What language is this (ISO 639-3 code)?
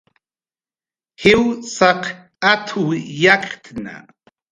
jqr